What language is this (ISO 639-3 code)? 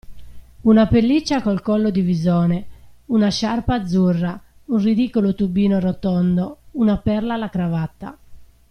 ita